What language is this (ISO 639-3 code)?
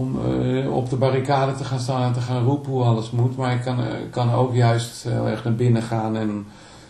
nld